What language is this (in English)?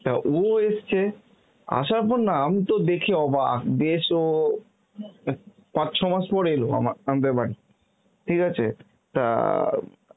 Bangla